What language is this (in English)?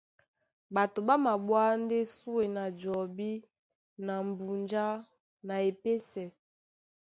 Duala